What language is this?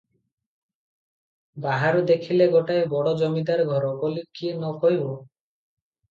Odia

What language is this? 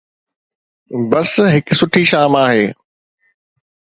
Sindhi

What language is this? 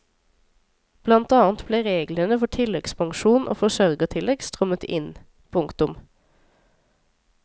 Norwegian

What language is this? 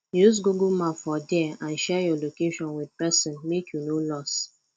Nigerian Pidgin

